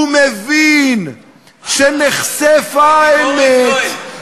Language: Hebrew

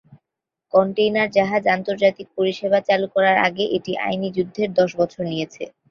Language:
Bangla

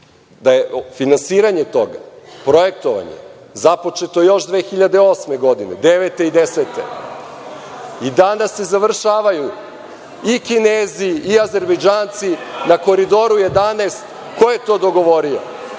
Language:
Serbian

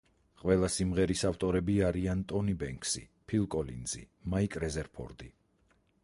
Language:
Georgian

